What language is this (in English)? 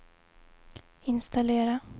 Swedish